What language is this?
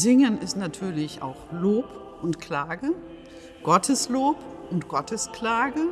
German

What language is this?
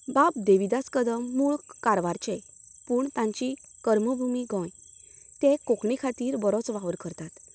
Konkani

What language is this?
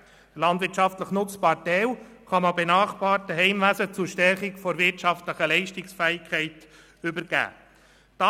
Swiss German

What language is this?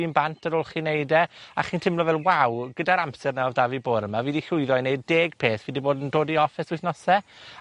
Welsh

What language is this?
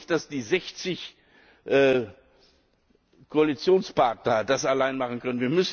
German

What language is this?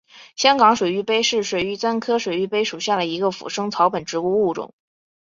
Chinese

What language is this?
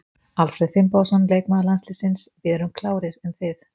Icelandic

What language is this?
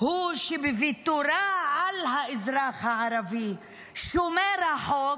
Hebrew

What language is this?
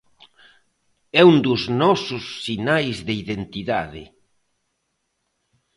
Galician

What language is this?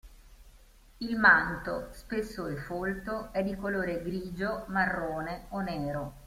Italian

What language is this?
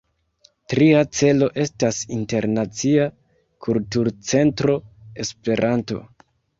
Esperanto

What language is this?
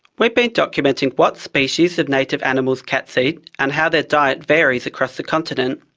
English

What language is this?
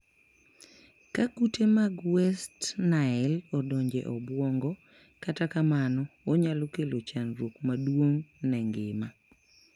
Luo (Kenya and Tanzania)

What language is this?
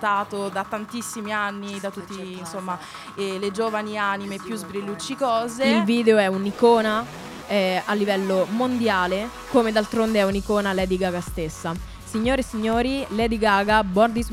Italian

